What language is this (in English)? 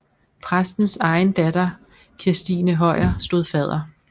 Danish